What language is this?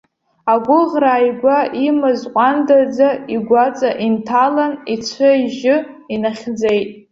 Abkhazian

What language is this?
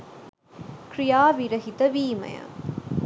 Sinhala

